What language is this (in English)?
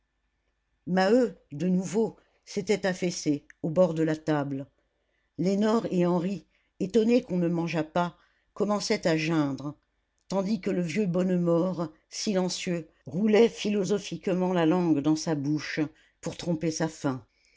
French